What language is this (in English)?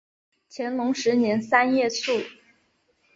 Chinese